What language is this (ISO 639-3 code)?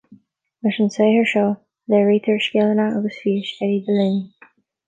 gle